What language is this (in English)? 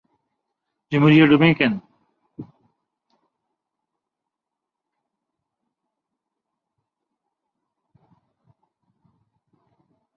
Urdu